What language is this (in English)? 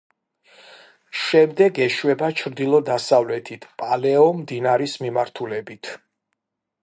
Georgian